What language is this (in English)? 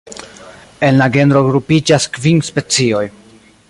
Esperanto